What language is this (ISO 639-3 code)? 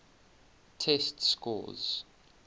eng